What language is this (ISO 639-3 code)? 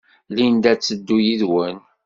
kab